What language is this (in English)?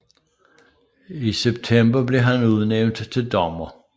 Danish